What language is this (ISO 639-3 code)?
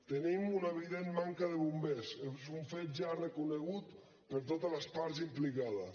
cat